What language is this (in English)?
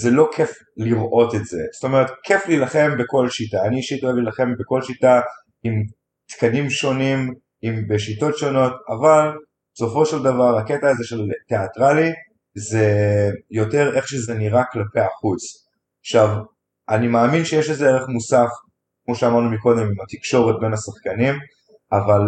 Hebrew